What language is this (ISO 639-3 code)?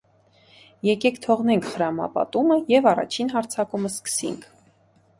hye